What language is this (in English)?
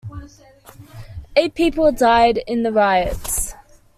English